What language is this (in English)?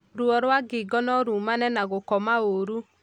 Kikuyu